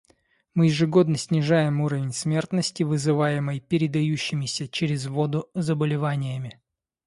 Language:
Russian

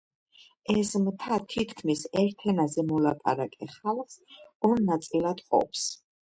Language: Georgian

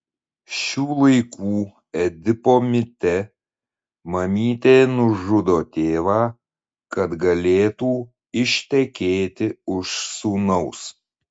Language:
Lithuanian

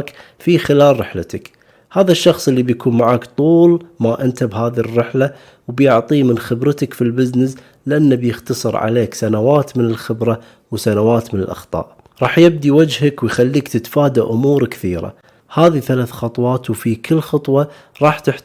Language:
Arabic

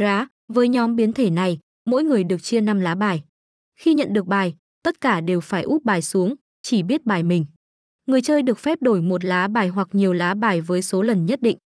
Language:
Vietnamese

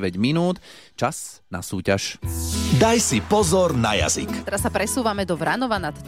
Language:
Slovak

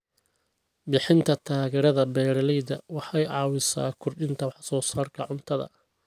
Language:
Somali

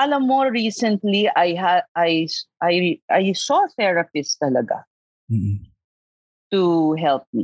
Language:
Filipino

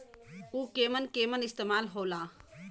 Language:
Bhojpuri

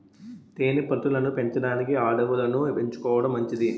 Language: Telugu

